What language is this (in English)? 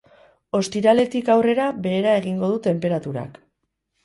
Basque